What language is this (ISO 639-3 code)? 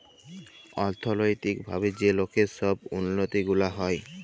ben